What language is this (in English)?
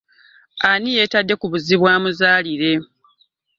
Ganda